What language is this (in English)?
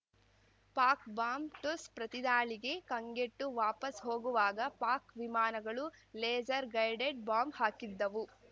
Kannada